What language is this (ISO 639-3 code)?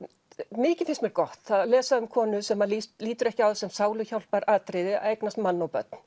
isl